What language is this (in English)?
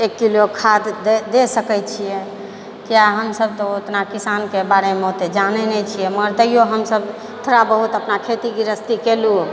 Maithili